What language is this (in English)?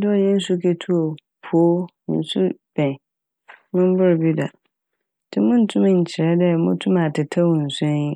Akan